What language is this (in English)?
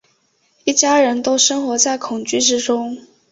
Chinese